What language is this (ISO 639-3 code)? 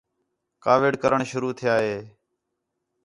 xhe